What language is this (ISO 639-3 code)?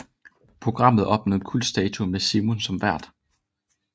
dan